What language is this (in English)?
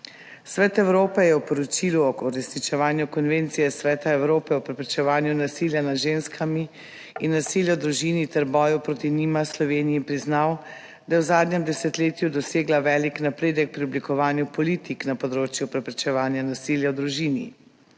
Slovenian